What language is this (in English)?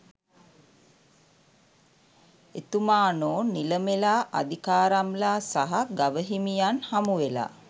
Sinhala